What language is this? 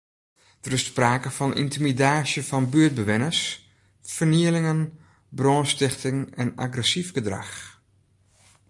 Western Frisian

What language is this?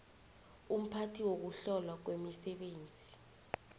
South Ndebele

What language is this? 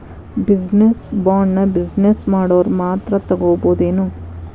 Kannada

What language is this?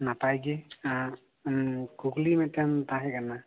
Santali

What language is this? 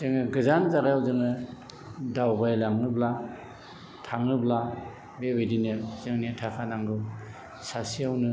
Bodo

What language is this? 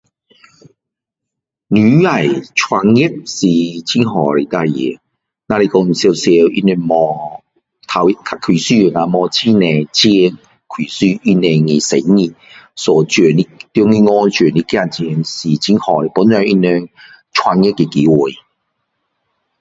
Min Dong Chinese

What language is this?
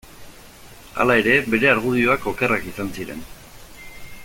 Basque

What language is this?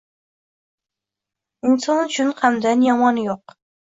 Uzbek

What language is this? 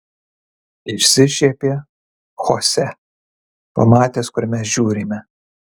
Lithuanian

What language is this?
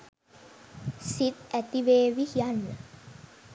Sinhala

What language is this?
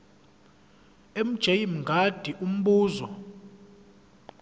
Zulu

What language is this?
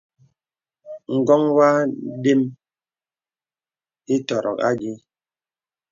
Bebele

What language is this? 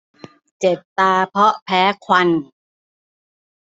Thai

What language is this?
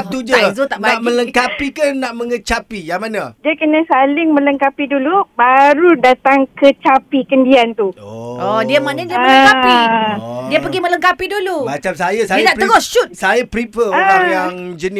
Malay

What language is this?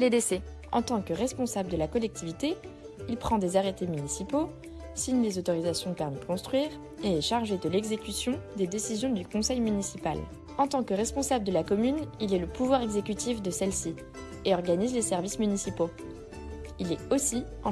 French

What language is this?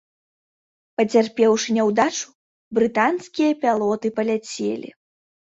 Belarusian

